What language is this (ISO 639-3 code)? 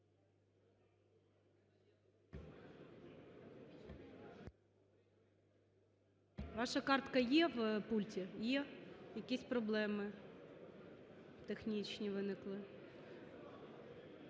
ukr